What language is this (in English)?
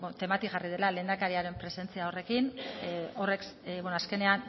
Basque